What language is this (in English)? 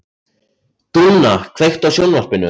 Icelandic